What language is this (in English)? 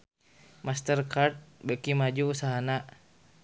Sundanese